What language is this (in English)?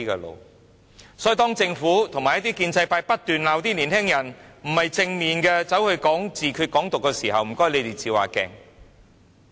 Cantonese